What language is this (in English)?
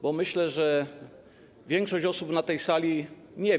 Polish